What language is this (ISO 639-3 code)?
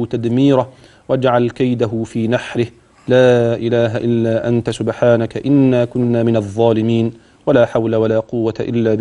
ara